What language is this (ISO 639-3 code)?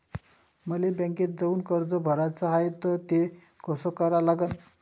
mar